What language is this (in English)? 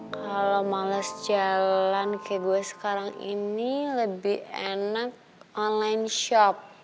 Indonesian